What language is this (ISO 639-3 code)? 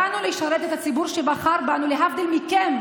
heb